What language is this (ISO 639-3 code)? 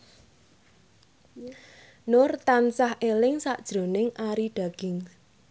jav